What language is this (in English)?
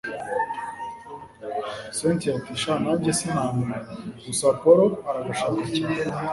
Kinyarwanda